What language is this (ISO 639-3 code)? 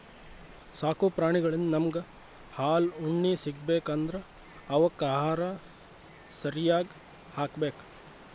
kan